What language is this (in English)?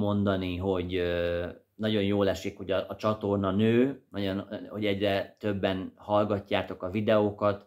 Hungarian